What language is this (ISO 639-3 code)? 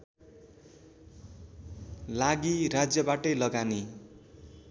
nep